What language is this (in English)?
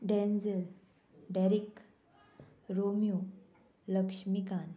Konkani